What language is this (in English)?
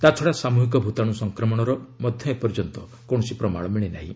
Odia